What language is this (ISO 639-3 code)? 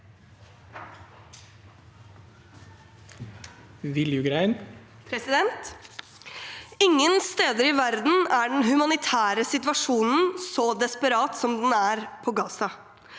nor